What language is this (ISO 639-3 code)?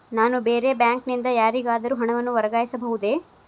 kan